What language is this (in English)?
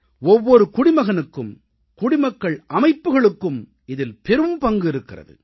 Tamil